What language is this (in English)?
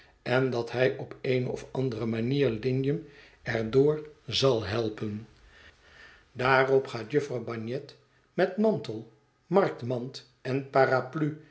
Dutch